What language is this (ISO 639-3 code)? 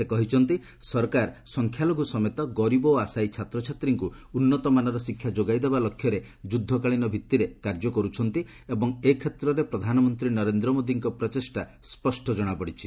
ori